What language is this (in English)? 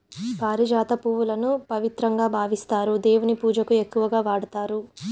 Telugu